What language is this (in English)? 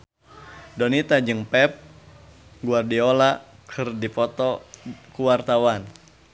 Sundanese